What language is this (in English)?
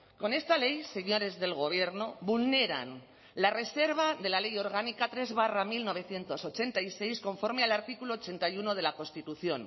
Spanish